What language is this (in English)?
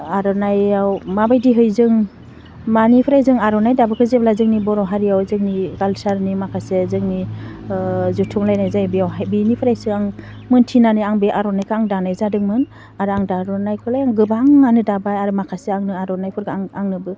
Bodo